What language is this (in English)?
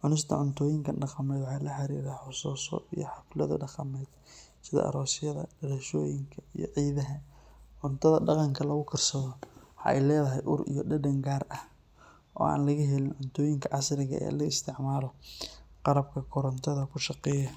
Somali